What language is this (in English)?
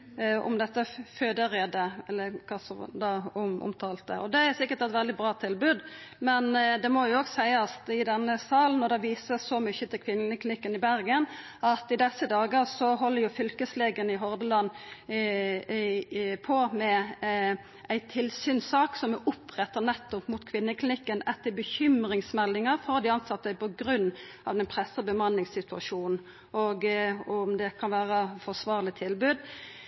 Norwegian Nynorsk